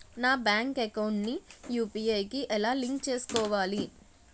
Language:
Telugu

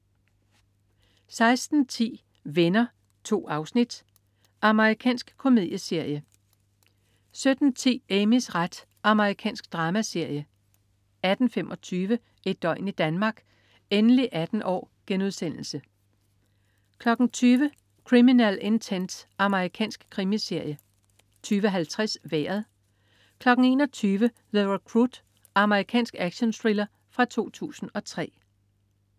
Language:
Danish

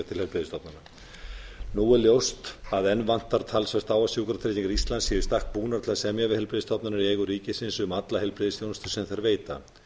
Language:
Icelandic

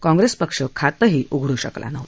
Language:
Marathi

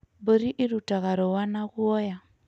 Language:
Kikuyu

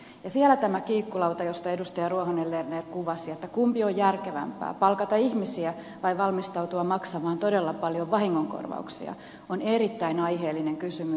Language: Finnish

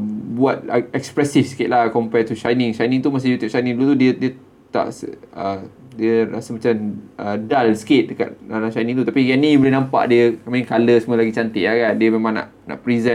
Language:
Malay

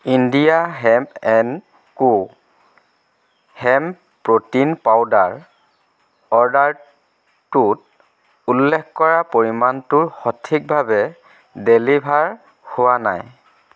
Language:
Assamese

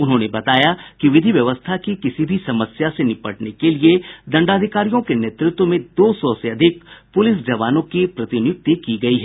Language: Hindi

